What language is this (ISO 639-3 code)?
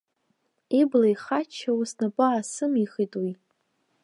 abk